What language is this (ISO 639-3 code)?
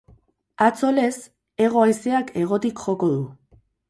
eus